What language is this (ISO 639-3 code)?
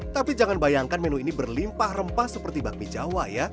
ind